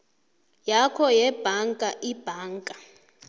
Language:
South Ndebele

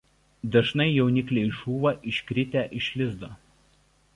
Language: Lithuanian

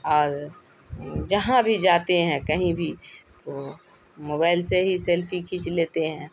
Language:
Urdu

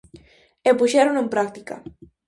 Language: Galician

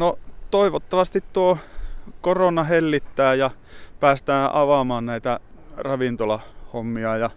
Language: Finnish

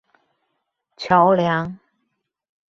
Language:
Chinese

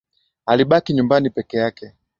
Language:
Swahili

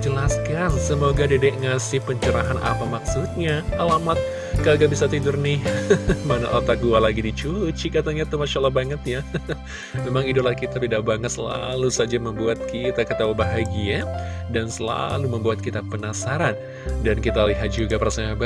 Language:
Indonesian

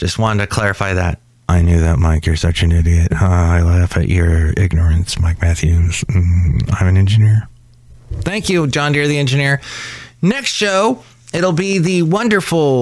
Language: English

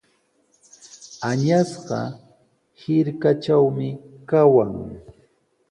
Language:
Sihuas Ancash Quechua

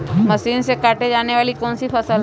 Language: Magahi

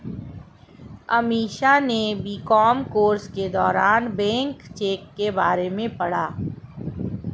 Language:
Hindi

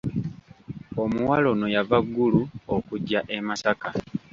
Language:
Ganda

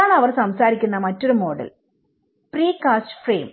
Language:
Malayalam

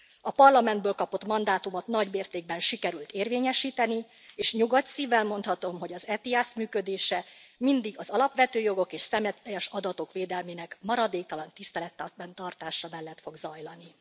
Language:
Hungarian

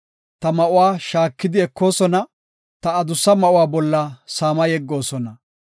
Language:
Gofa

